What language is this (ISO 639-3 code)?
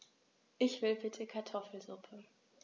deu